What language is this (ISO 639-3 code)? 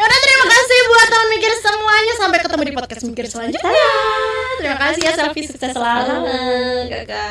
ind